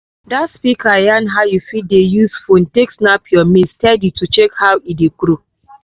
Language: Nigerian Pidgin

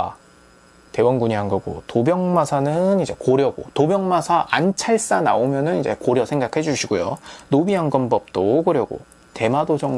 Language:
Korean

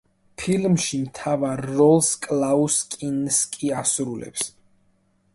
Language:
Georgian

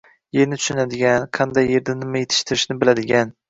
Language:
Uzbek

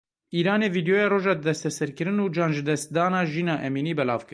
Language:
Kurdish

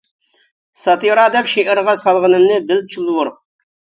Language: Uyghur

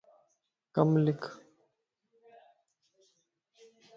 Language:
Lasi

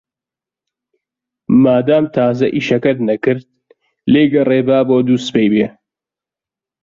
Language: Central Kurdish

